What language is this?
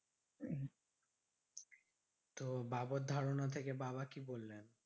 Bangla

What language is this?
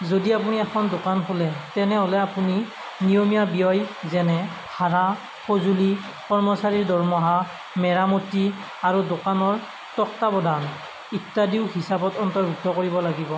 Assamese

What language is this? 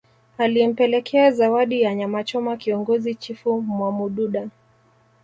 Swahili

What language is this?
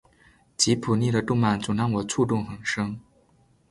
Chinese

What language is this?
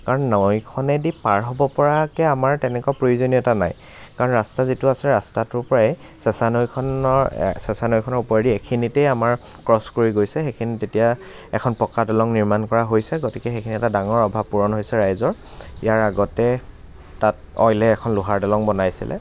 Assamese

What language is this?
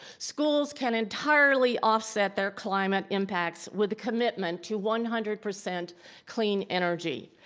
English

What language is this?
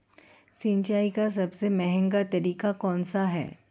Hindi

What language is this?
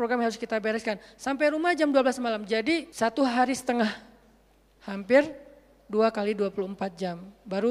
Indonesian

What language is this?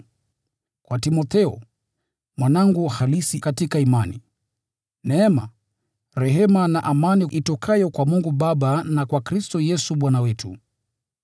Swahili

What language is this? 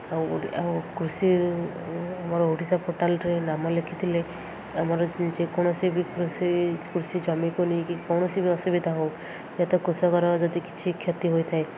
Odia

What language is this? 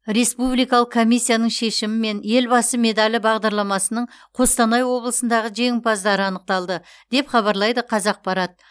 Kazakh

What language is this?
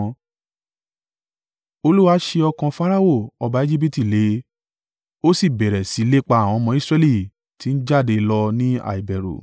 Yoruba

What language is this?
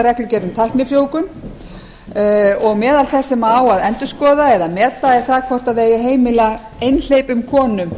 Icelandic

